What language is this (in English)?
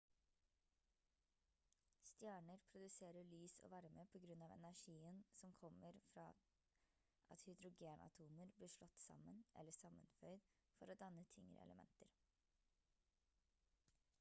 Norwegian Bokmål